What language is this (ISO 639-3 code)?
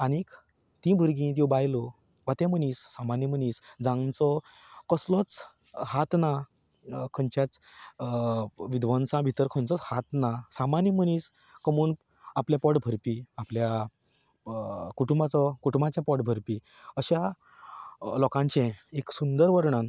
kok